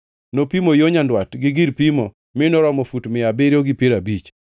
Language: Luo (Kenya and Tanzania)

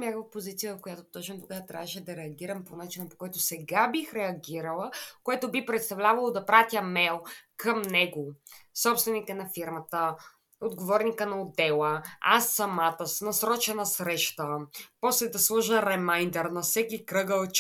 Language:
Bulgarian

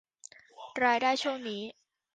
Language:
Thai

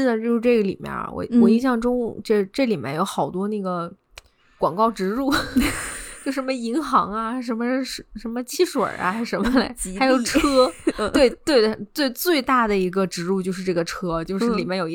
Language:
Chinese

